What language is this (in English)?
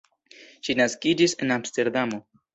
Esperanto